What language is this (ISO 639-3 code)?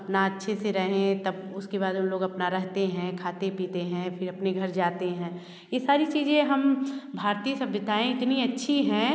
hin